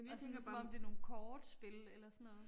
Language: Danish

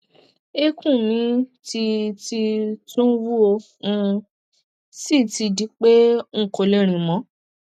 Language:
Yoruba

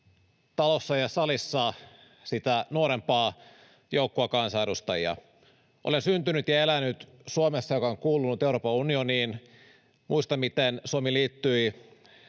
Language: Finnish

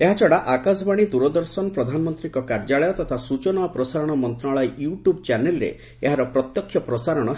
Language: Odia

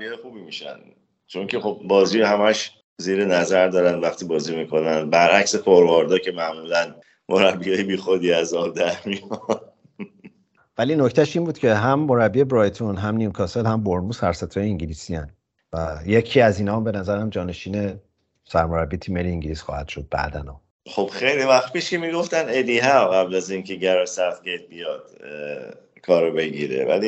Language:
Persian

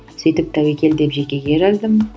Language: Kazakh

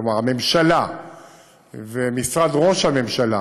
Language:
Hebrew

